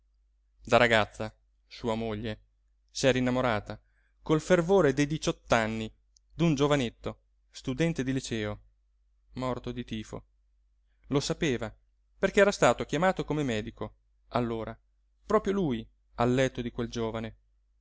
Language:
Italian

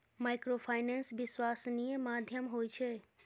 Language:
Maithili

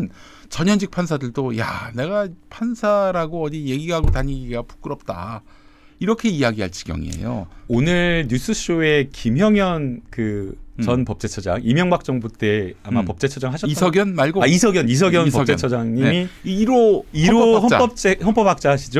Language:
Korean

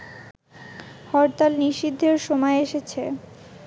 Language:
Bangla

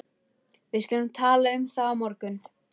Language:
Icelandic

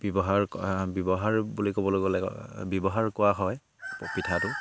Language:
Assamese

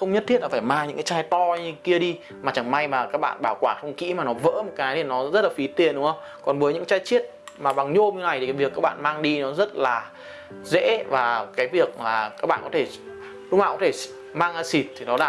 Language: Vietnamese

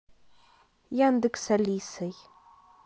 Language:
Russian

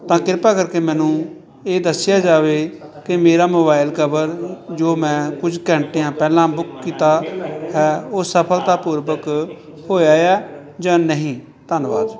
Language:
Punjabi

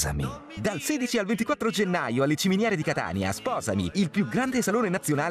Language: Italian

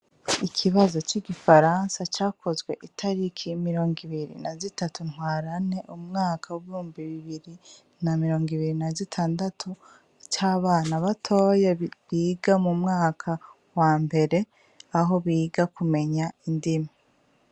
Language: Rundi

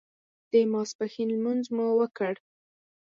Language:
Pashto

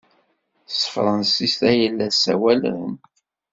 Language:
Kabyle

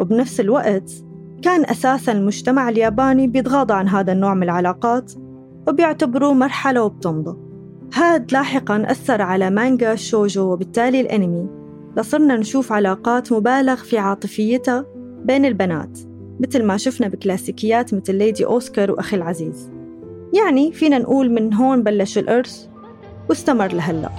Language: Arabic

